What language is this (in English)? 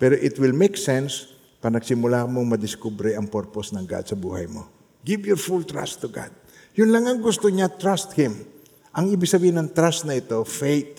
Filipino